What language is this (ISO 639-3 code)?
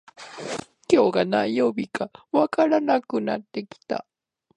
jpn